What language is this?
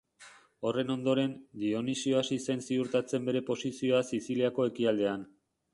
Basque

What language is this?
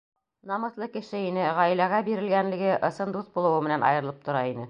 Bashkir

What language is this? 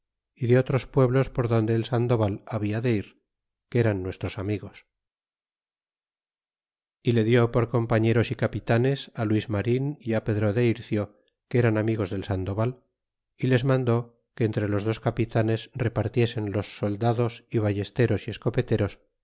Spanish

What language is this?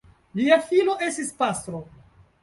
Esperanto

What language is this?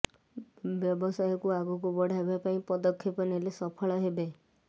Odia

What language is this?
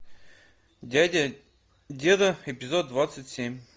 Russian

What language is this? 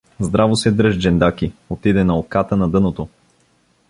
Bulgarian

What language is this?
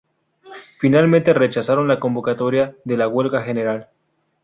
Spanish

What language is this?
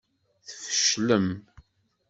Kabyle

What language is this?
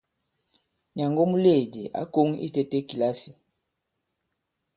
Bankon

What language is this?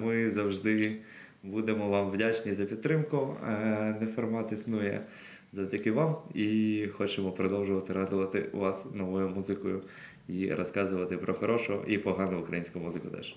Ukrainian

